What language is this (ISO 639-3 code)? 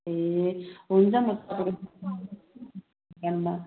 nep